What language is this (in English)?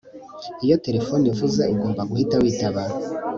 Kinyarwanda